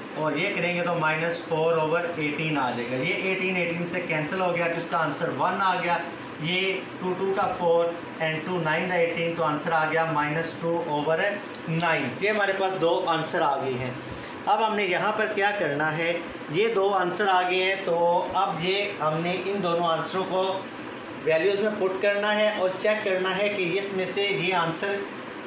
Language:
Hindi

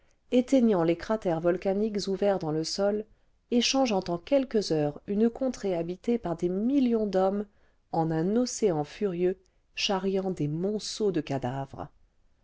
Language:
French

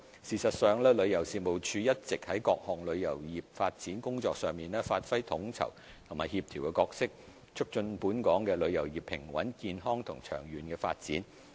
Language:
Cantonese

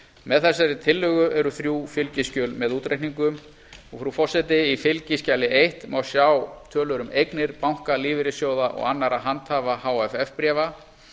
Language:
Icelandic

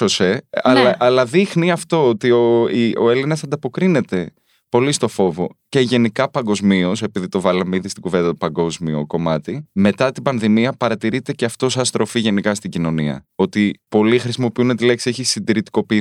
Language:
Greek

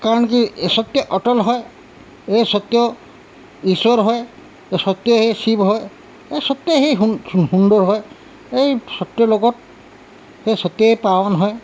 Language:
Assamese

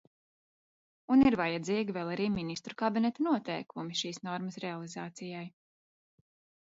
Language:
Latvian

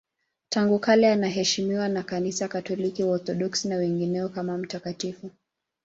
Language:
Swahili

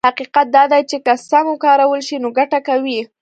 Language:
Pashto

